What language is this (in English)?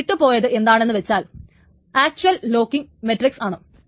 Malayalam